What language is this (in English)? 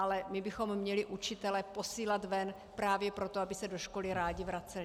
Czech